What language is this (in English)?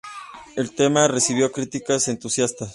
Spanish